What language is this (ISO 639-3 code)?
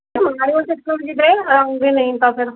pan